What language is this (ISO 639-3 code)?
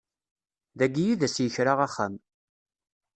kab